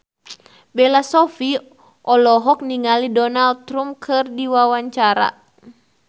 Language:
Sundanese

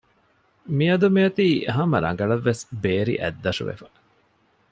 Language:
Divehi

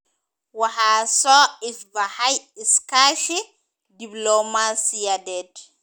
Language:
Somali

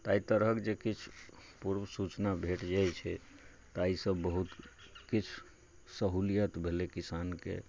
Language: Maithili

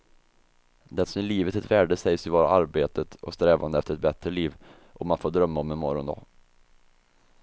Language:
Swedish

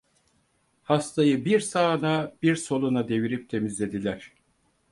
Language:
Turkish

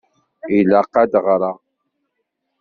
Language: Kabyle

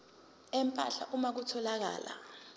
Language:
Zulu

